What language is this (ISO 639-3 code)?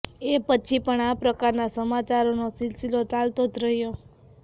guj